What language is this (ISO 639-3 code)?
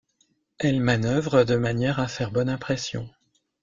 fra